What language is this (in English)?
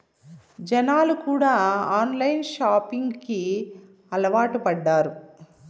Telugu